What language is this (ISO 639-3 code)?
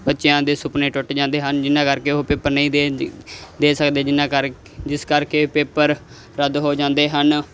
pan